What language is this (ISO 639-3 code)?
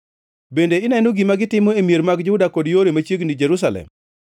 luo